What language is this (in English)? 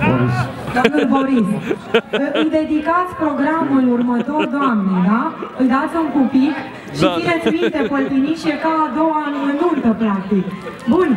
Romanian